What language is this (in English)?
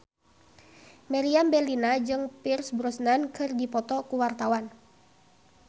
Sundanese